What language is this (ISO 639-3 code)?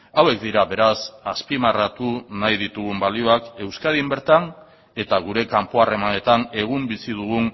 eus